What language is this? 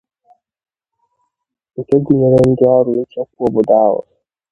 Igbo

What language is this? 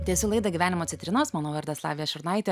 Lithuanian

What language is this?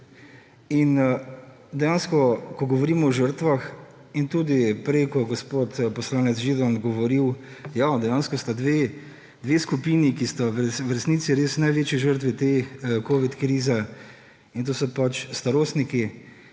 Slovenian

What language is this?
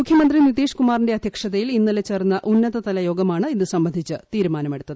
Malayalam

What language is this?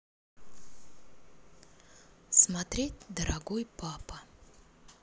Russian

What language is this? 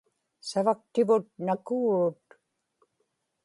Inupiaq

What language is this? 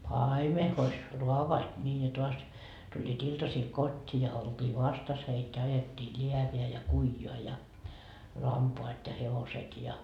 Finnish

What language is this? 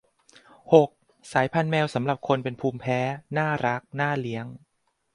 Thai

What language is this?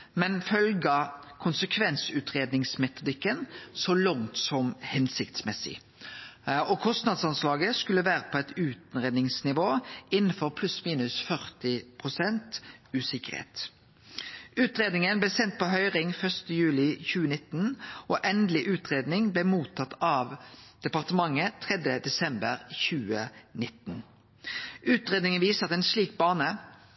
Norwegian Nynorsk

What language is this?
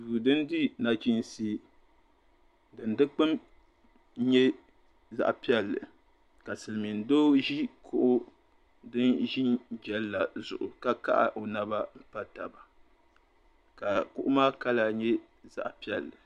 Dagbani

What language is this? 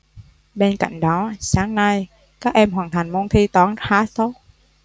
Vietnamese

